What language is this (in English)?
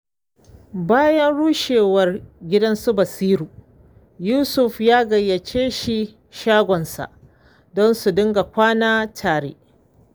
Hausa